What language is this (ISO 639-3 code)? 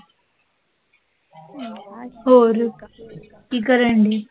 pan